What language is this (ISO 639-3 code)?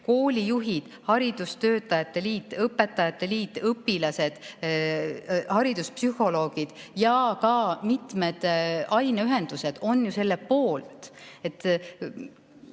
est